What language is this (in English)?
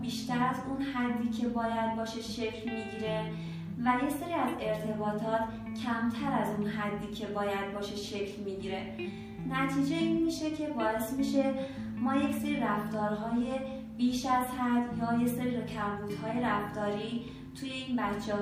Persian